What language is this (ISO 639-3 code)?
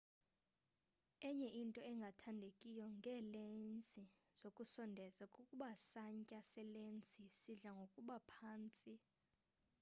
xho